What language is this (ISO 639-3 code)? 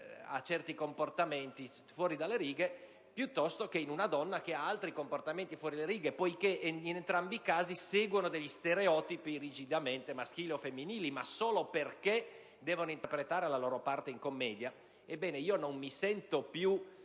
ita